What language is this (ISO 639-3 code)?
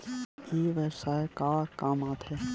hne